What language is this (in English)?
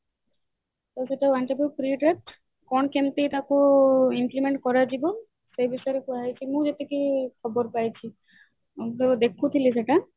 Odia